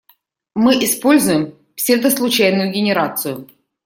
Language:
Russian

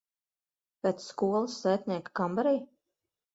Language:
Latvian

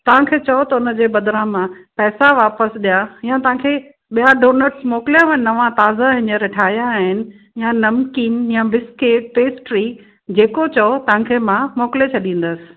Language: Sindhi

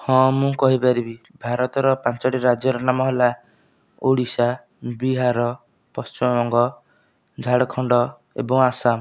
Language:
Odia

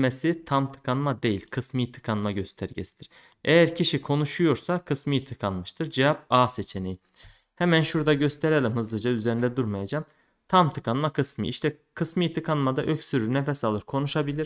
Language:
Turkish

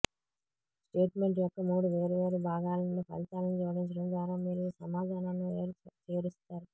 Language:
Telugu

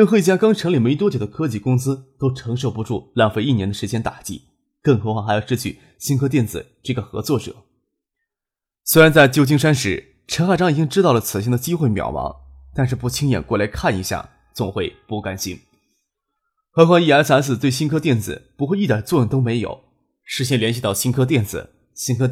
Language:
Chinese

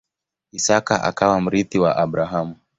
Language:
Swahili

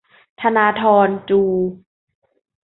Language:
Thai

